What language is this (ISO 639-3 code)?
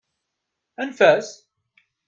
kab